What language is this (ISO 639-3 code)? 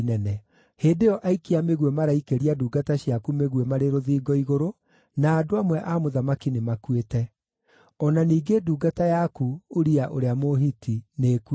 kik